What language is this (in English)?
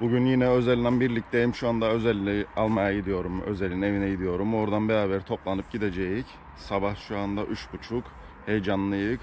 Turkish